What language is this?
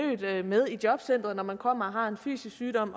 Danish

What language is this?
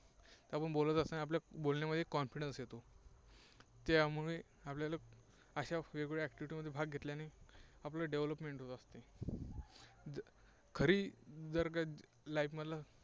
Marathi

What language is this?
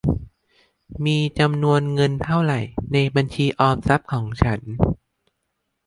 Thai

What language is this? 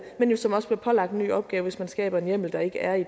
Danish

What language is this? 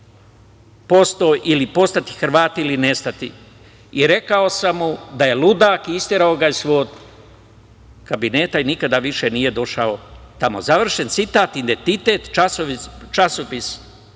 Serbian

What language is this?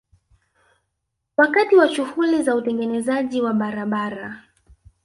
Swahili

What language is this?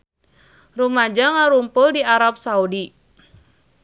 Sundanese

